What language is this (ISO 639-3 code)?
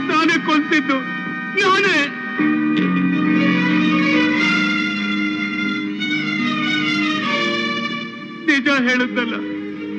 kan